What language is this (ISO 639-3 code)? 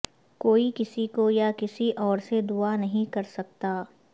urd